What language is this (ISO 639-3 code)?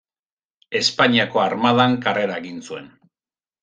eus